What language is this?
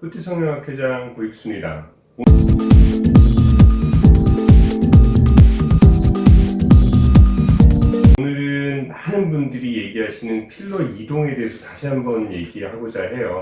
Korean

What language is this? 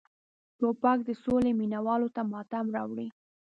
Pashto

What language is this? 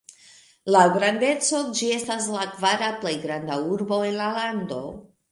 Esperanto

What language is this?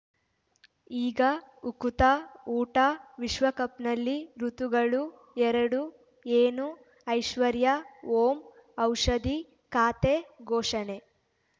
Kannada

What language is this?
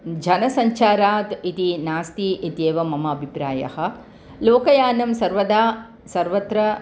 Sanskrit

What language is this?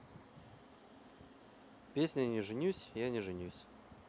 Russian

